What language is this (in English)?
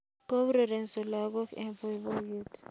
Kalenjin